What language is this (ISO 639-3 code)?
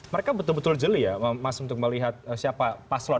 ind